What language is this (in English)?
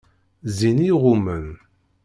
Kabyle